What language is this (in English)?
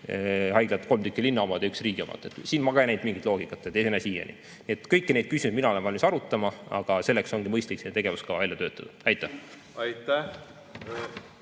Estonian